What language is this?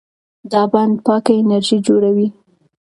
Pashto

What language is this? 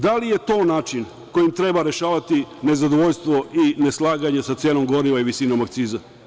Serbian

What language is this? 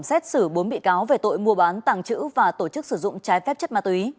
Vietnamese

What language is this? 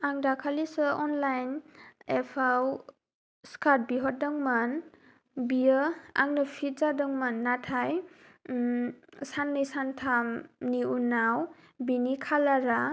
Bodo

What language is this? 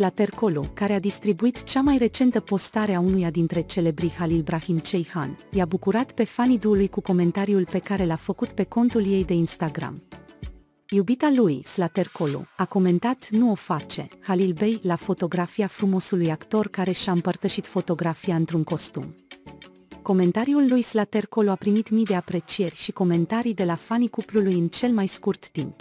Romanian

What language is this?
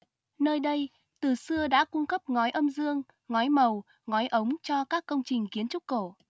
Vietnamese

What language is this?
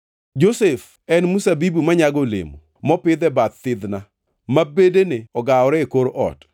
Luo (Kenya and Tanzania)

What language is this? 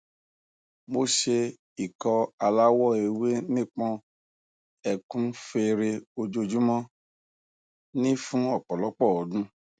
Yoruba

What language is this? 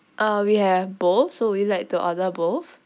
English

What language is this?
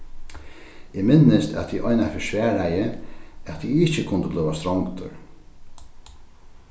Faroese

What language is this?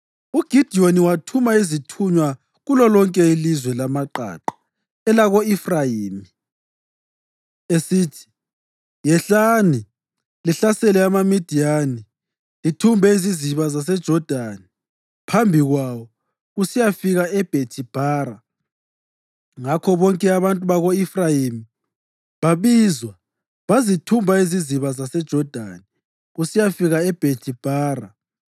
North Ndebele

